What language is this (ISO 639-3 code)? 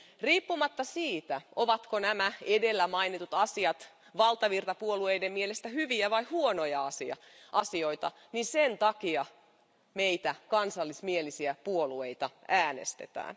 fin